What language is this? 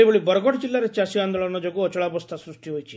Odia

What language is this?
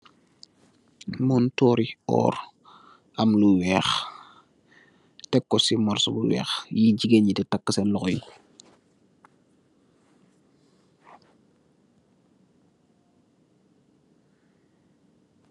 Wolof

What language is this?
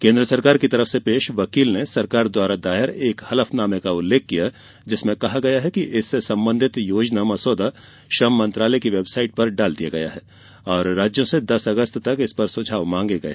Hindi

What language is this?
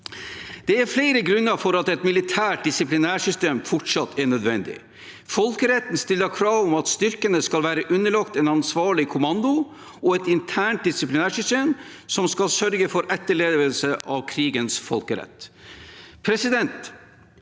Norwegian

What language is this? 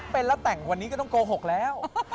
Thai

